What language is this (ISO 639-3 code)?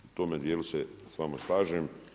hrv